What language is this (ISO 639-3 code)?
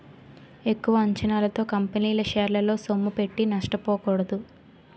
tel